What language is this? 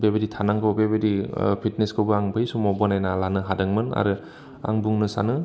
Bodo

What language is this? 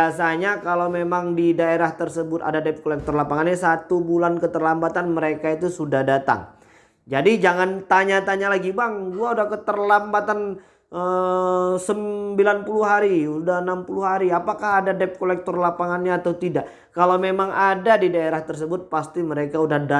Indonesian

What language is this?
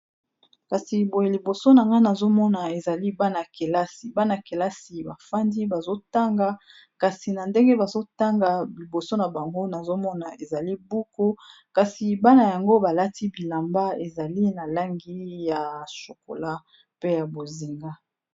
Lingala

